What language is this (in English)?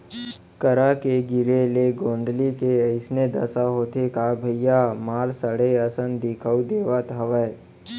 Chhattisgarhi